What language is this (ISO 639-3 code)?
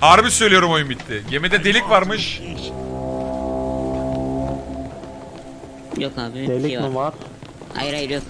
tur